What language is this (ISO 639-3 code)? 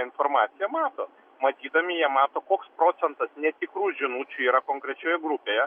lit